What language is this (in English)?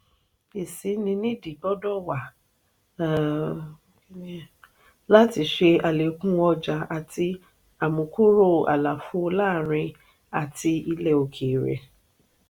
Yoruba